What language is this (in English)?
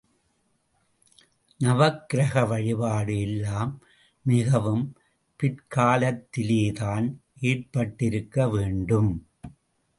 Tamil